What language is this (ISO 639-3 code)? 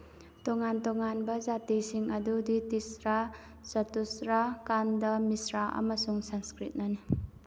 mni